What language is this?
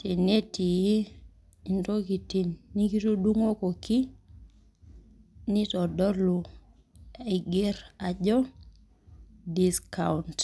Masai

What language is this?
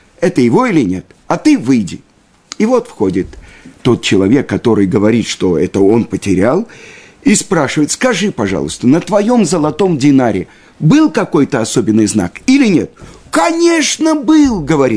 Russian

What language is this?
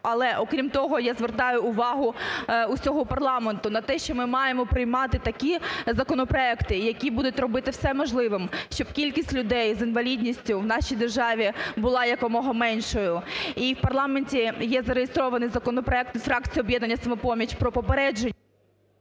Ukrainian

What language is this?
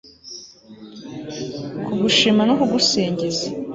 Kinyarwanda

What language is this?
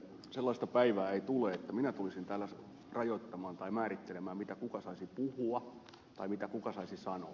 Finnish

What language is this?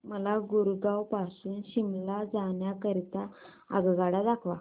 Marathi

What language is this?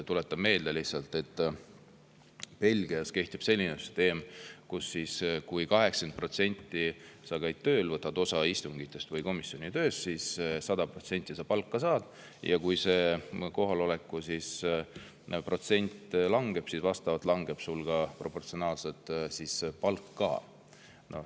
Estonian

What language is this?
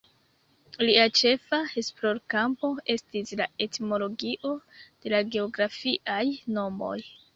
Esperanto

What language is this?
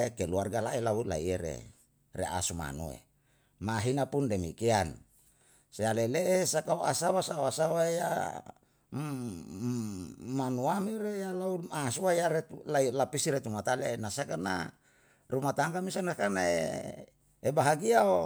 Yalahatan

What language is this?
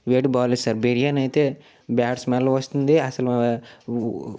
Telugu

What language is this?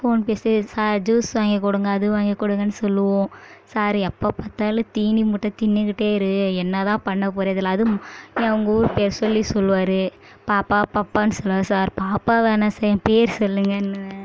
Tamil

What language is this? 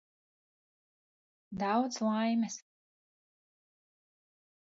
Latvian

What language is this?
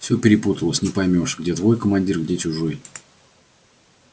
Russian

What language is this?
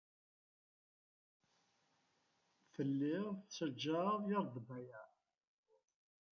Kabyle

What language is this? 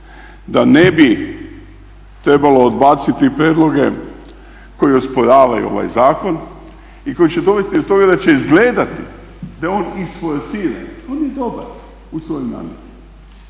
Croatian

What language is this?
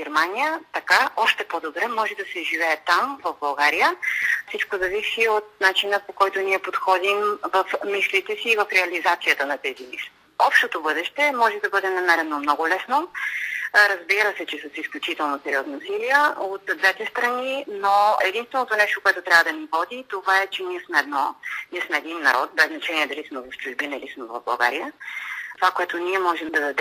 Bulgarian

